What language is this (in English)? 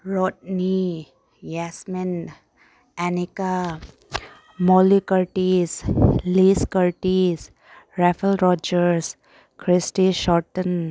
Manipuri